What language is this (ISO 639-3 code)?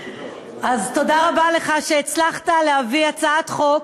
heb